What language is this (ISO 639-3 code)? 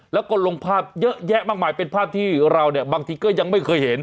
tha